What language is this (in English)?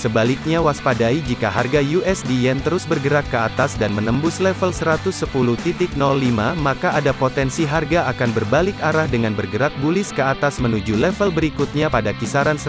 Indonesian